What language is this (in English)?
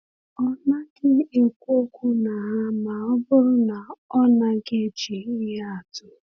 Igbo